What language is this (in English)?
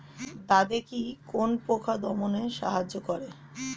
Bangla